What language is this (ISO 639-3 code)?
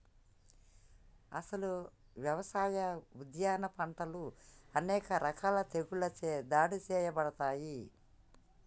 tel